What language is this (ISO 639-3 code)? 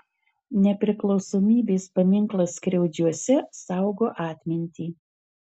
lit